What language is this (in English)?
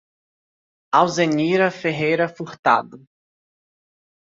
Portuguese